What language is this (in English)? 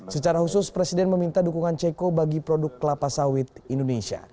Indonesian